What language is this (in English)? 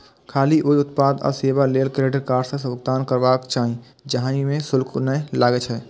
Maithili